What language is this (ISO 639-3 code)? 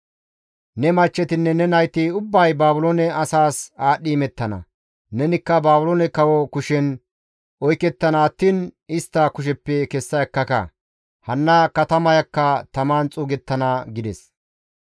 gmv